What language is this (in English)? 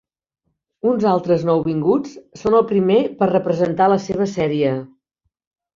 Catalan